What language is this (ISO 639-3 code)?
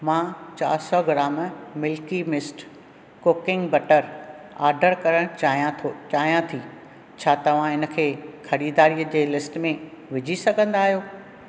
snd